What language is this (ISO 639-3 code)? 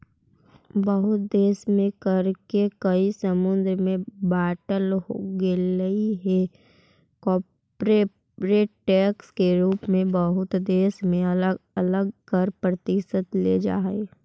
mag